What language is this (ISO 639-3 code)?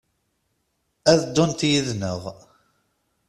kab